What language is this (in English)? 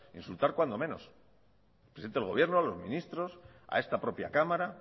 Spanish